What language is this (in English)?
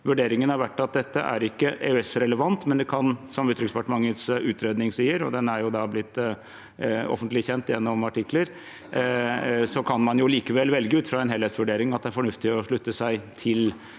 Norwegian